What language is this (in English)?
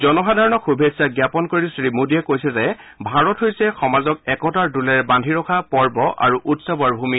Assamese